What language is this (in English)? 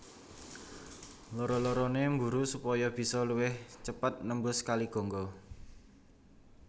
Javanese